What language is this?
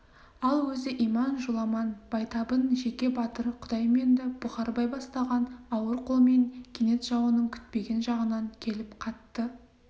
Kazakh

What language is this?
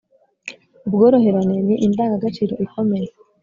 Kinyarwanda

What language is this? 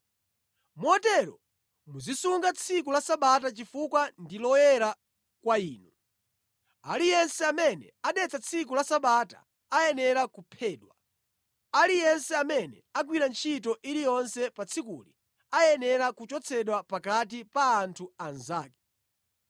Nyanja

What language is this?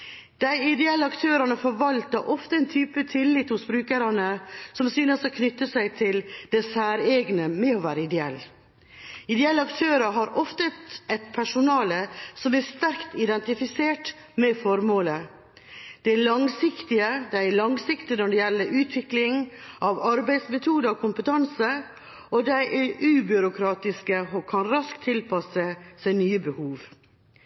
Norwegian Bokmål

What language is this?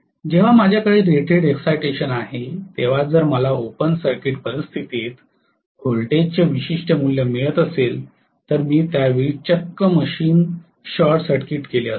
Marathi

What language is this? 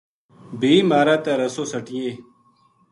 Gujari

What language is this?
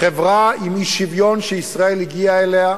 Hebrew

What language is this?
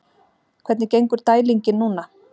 Icelandic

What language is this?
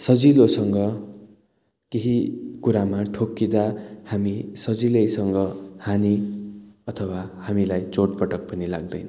Nepali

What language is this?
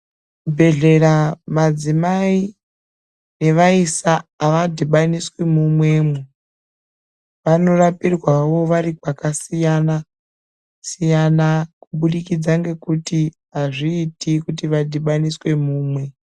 Ndau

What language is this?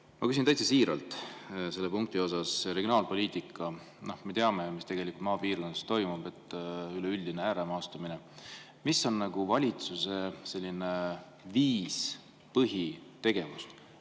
Estonian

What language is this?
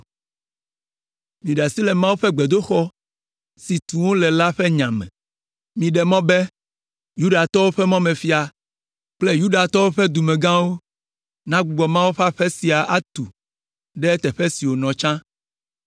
Ewe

